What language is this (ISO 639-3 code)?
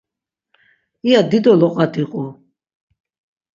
lzz